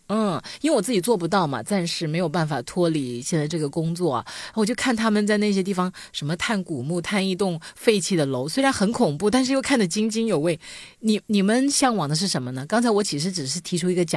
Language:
Chinese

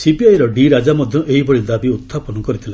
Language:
Odia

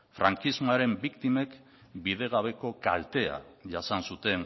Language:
Basque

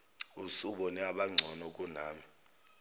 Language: Zulu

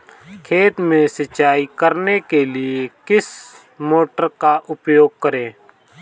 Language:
Hindi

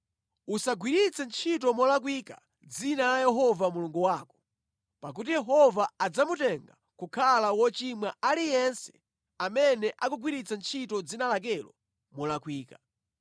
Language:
Nyanja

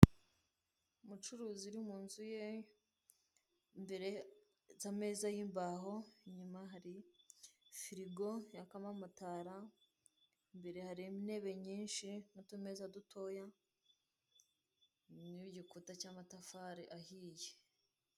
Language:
Kinyarwanda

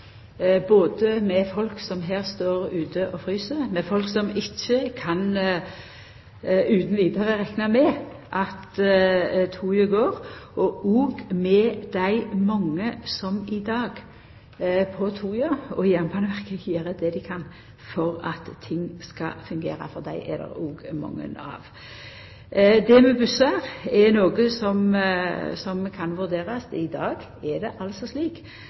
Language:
Norwegian Nynorsk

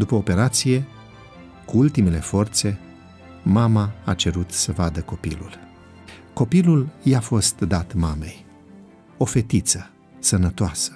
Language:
Romanian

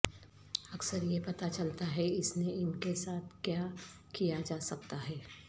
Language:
Urdu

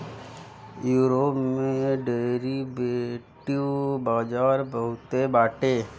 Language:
Bhojpuri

